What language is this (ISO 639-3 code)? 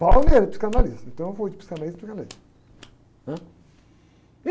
por